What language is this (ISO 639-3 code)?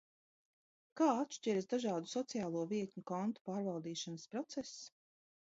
lav